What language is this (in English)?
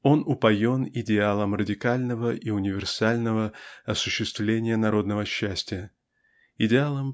Russian